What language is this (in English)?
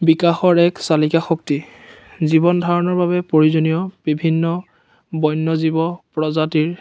Assamese